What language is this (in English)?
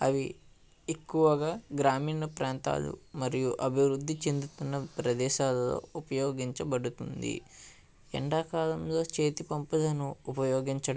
Telugu